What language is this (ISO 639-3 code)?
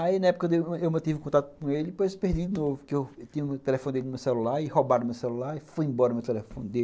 por